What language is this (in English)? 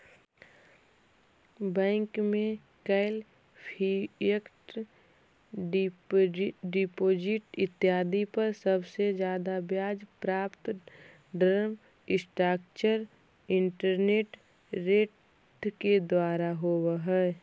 Magahi